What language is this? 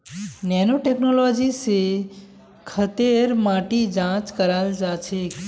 Magahi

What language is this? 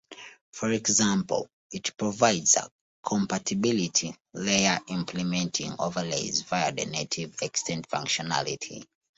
English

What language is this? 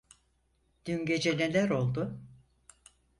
Turkish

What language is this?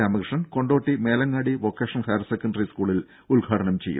Malayalam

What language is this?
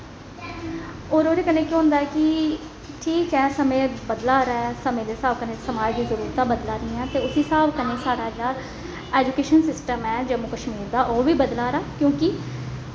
Dogri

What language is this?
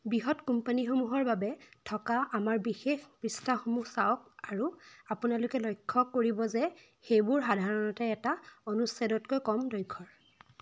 Assamese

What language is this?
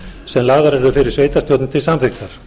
Icelandic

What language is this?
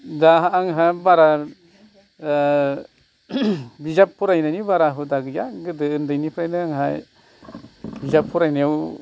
Bodo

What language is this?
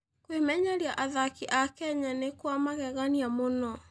Kikuyu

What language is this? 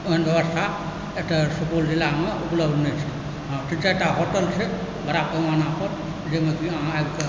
Maithili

